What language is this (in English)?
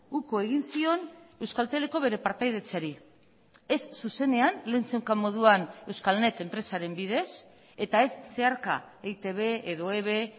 Basque